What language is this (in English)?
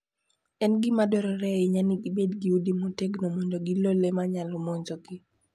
Luo (Kenya and Tanzania)